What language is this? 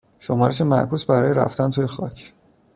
Persian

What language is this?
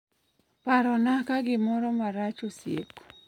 Luo (Kenya and Tanzania)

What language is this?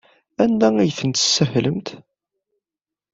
Kabyle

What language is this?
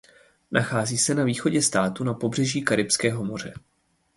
Czech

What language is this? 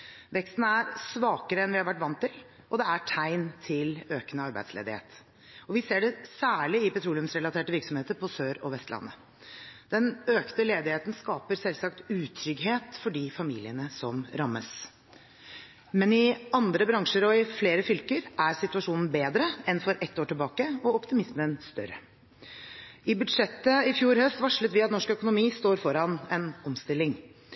Norwegian Bokmål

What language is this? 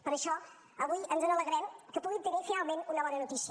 Catalan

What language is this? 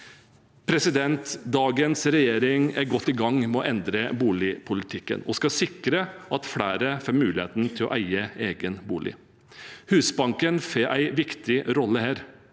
Norwegian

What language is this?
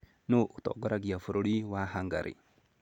Kikuyu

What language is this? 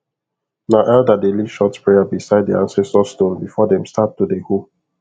Nigerian Pidgin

